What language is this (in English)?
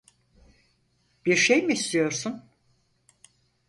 Turkish